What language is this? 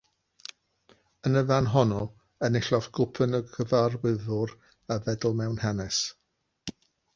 Welsh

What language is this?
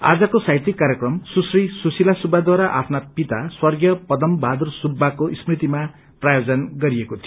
Nepali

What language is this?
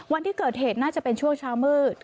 Thai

